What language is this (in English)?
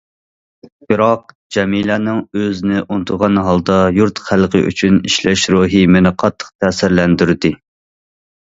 Uyghur